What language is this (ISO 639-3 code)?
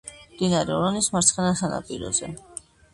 kat